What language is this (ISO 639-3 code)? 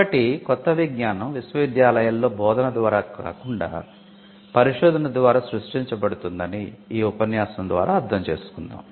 tel